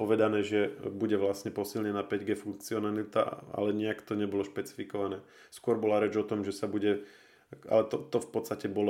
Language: Slovak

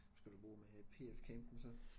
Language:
Danish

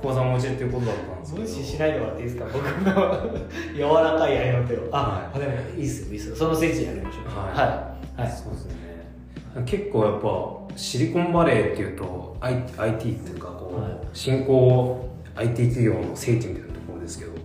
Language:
Japanese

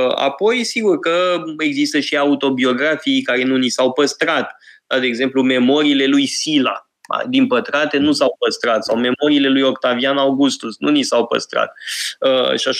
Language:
Romanian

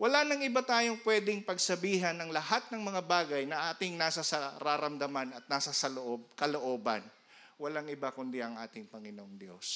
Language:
Filipino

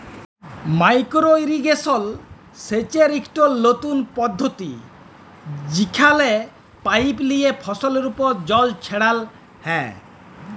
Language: Bangla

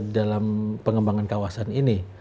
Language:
Indonesian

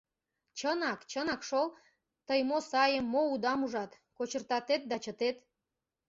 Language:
Mari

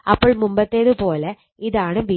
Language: Malayalam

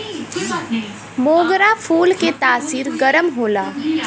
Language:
Bhojpuri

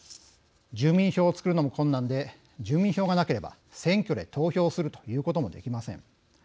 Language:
Japanese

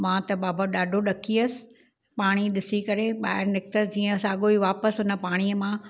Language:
Sindhi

